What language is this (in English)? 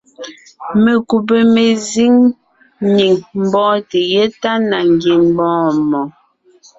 Ngiemboon